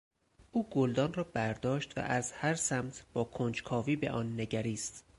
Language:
Persian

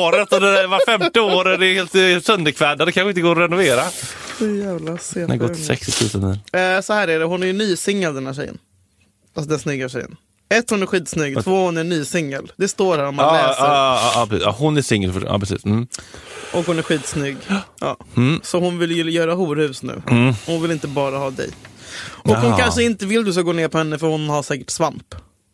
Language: Swedish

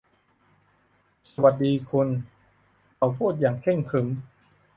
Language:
Thai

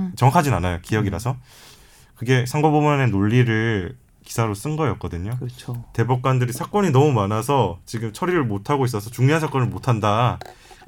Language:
Korean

